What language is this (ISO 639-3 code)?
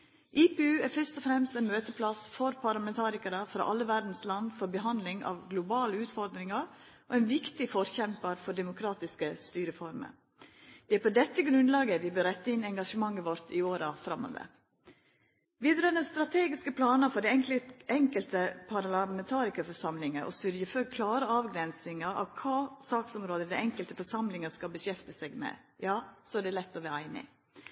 nno